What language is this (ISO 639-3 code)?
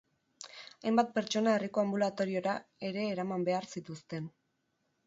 eus